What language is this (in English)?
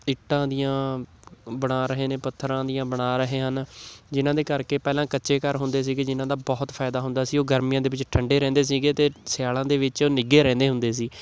Punjabi